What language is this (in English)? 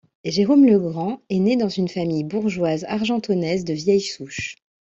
French